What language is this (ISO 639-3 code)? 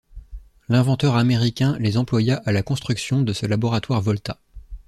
fra